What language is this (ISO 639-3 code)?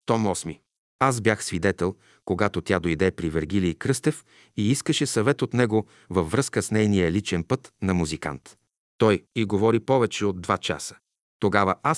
bul